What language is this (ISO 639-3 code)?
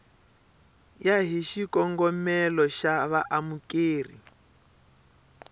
tso